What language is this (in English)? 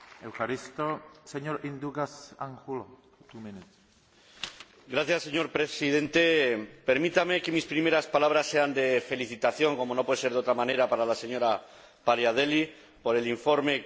Spanish